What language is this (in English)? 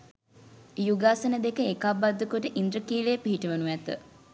Sinhala